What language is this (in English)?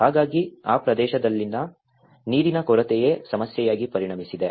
Kannada